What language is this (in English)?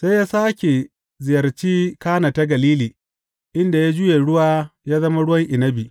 Hausa